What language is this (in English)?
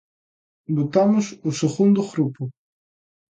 Galician